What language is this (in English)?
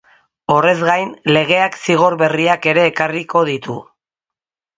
Basque